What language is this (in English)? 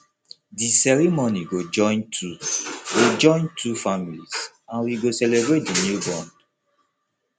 Nigerian Pidgin